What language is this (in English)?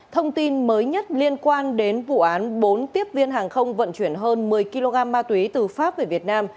Vietnamese